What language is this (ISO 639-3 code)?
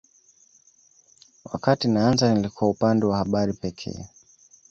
swa